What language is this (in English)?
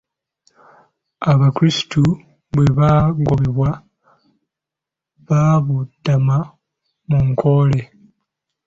Ganda